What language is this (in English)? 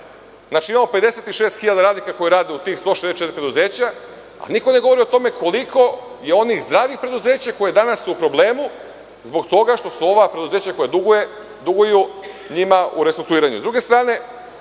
Serbian